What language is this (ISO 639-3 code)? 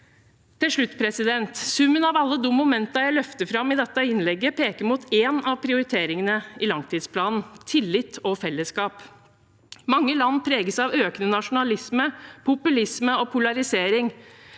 nor